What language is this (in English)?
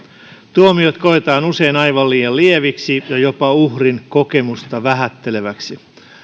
Finnish